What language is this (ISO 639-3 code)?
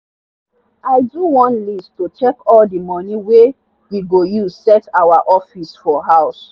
pcm